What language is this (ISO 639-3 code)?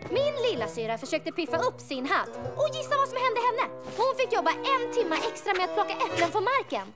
swe